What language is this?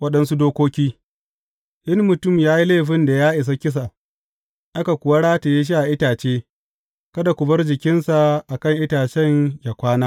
Hausa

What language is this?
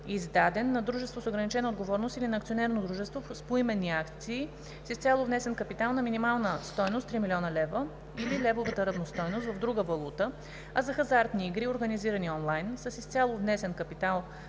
Bulgarian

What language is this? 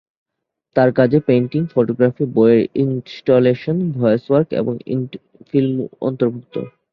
Bangla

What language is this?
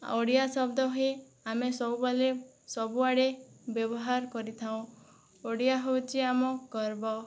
Odia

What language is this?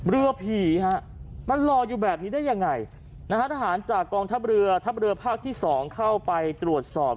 Thai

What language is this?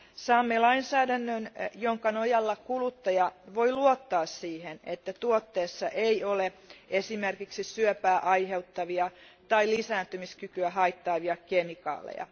Finnish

